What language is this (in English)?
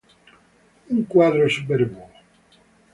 Italian